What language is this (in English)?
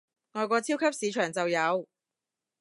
Cantonese